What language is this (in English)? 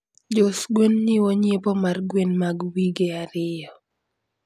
Luo (Kenya and Tanzania)